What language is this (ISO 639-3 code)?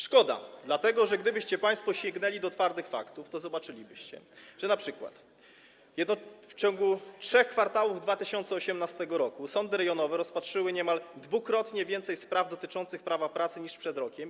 pol